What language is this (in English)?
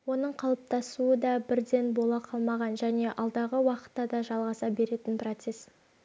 Kazakh